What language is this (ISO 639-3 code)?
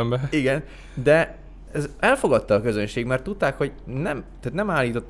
hun